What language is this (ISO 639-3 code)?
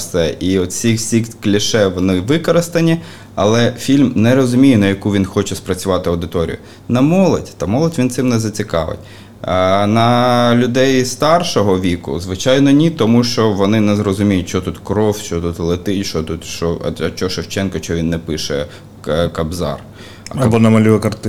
ukr